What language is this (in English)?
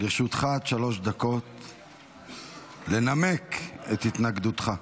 Hebrew